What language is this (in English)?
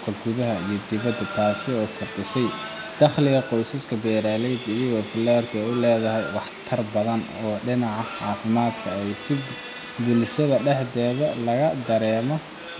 Somali